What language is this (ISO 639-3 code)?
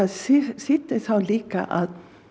isl